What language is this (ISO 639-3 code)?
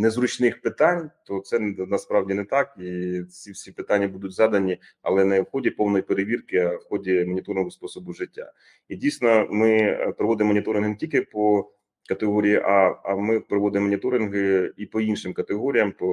ukr